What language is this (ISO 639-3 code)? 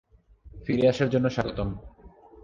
ben